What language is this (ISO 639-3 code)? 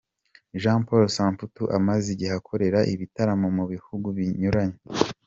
kin